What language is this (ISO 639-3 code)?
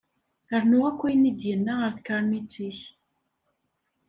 kab